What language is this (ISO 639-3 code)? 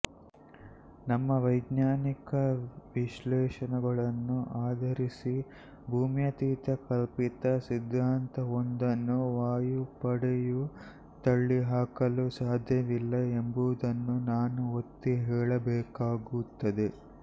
kan